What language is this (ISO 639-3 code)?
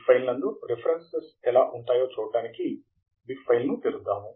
tel